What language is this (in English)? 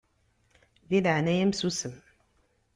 Kabyle